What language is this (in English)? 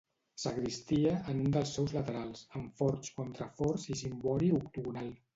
Catalan